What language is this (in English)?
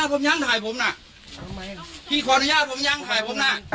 Thai